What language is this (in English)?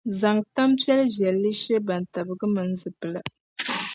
Dagbani